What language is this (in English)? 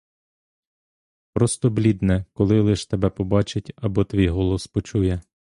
Ukrainian